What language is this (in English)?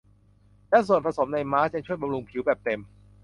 Thai